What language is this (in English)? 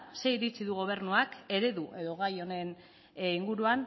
Basque